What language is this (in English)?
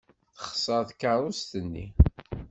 Kabyle